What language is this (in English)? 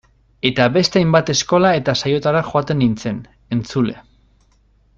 Basque